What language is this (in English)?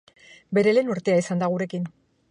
Basque